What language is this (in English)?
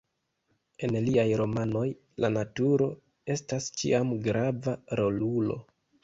Esperanto